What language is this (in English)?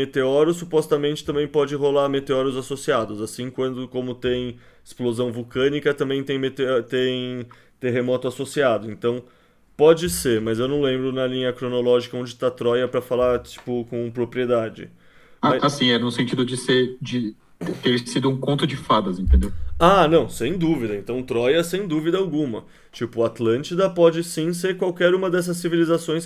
Portuguese